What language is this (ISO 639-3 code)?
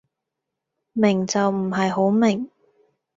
yue